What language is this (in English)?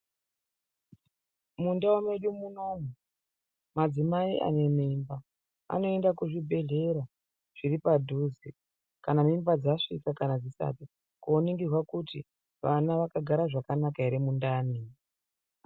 Ndau